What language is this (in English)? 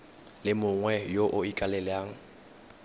Tswana